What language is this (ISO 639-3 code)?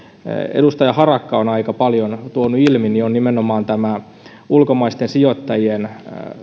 fin